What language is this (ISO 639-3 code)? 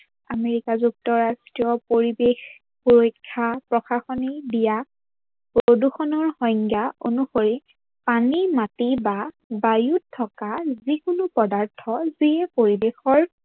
asm